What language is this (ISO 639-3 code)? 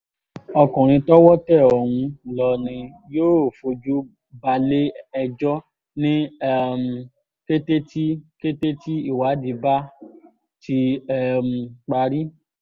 yor